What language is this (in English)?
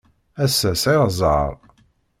Kabyle